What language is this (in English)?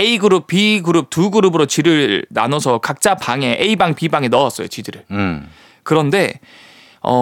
Korean